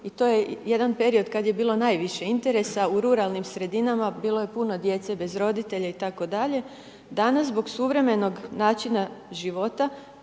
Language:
Croatian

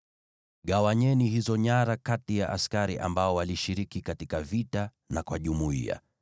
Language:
Swahili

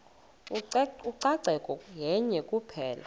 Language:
Xhosa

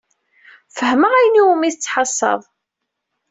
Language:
Kabyle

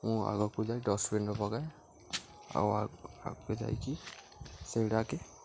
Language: Odia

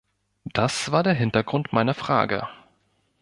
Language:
German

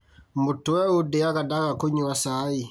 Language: Kikuyu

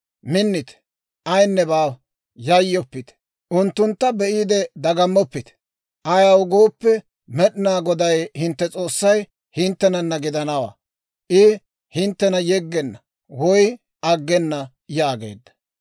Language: Dawro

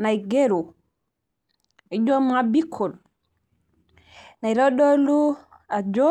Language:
Masai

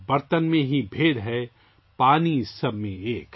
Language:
Urdu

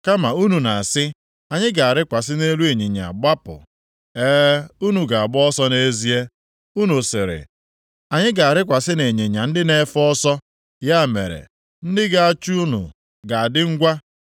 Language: Igbo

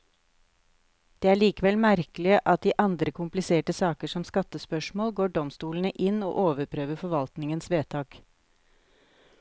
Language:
Norwegian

